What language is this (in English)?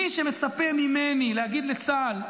Hebrew